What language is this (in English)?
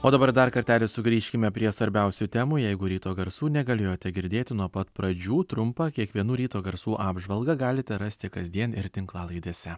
Lithuanian